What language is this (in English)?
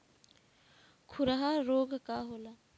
Bhojpuri